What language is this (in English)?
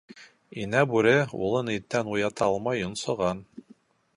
Bashkir